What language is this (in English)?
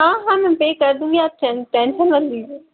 Hindi